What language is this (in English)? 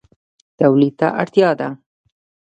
Pashto